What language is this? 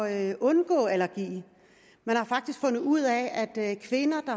Danish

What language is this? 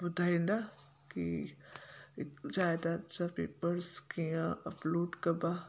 Sindhi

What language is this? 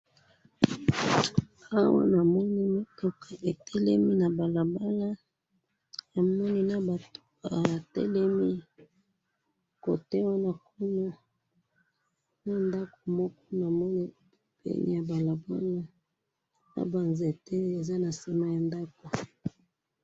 Lingala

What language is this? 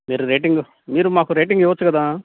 Telugu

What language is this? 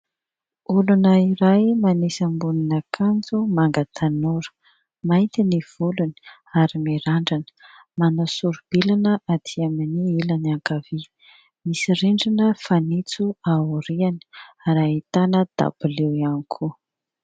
Malagasy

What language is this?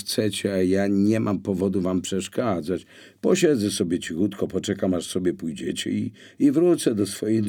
Polish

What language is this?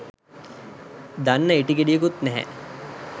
Sinhala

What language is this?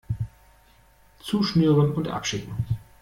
German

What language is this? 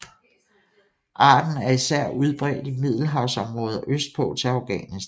Danish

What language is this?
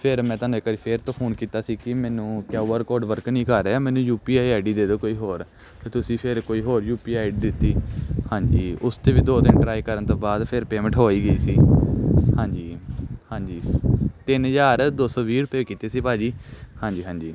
Punjabi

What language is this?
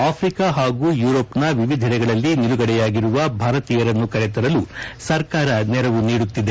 Kannada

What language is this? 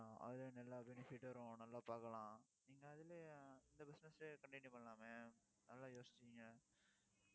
Tamil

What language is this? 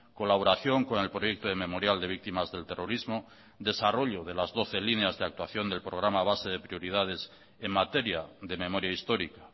Spanish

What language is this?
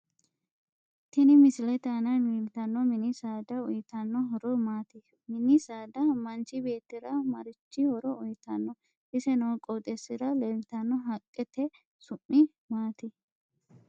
Sidamo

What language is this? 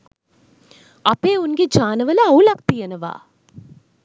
Sinhala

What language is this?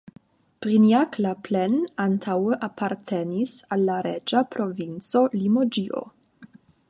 Esperanto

